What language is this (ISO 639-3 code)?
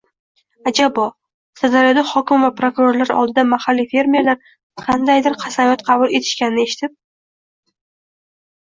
uzb